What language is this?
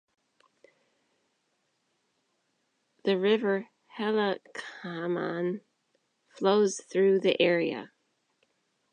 English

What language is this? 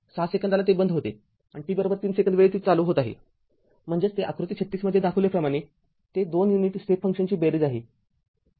Marathi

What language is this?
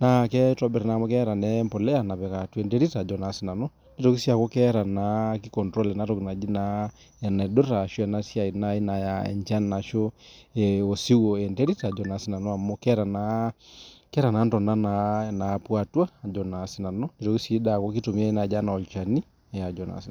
Masai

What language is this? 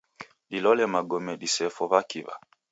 Taita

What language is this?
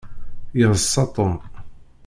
Kabyle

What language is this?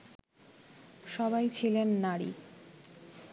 Bangla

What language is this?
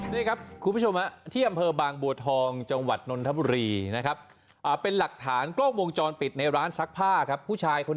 Thai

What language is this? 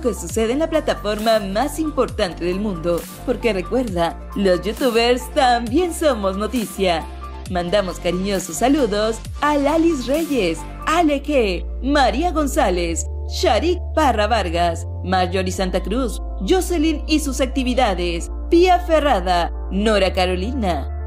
Spanish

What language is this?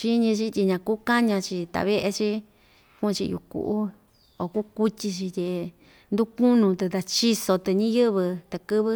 Ixtayutla Mixtec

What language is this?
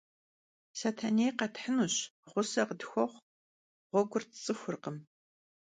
Kabardian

